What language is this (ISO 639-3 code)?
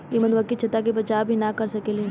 bho